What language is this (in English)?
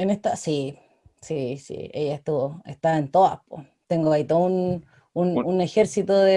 Spanish